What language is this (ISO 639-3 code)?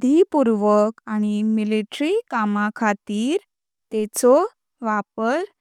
kok